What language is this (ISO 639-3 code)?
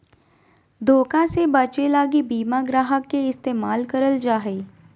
mag